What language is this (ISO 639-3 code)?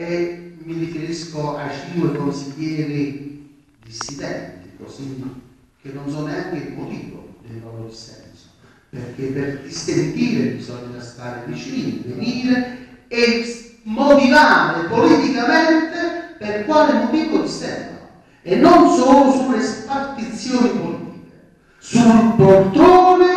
ita